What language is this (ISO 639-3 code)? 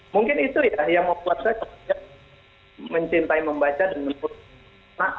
ind